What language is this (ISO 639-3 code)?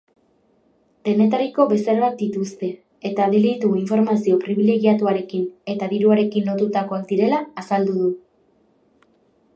eus